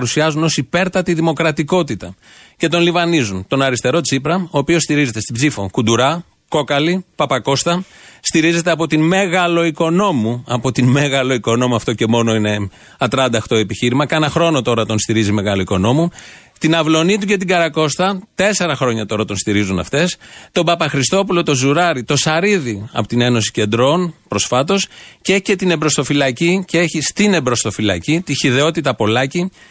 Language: Greek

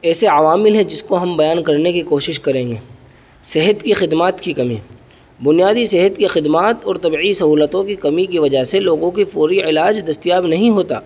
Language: Urdu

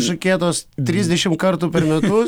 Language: Lithuanian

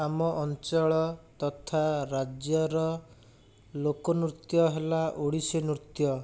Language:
Odia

